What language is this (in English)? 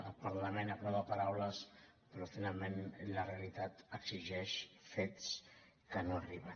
Catalan